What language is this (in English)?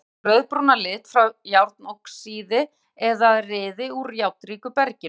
Icelandic